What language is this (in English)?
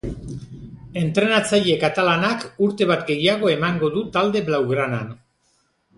Basque